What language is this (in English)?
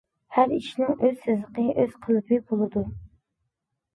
Uyghur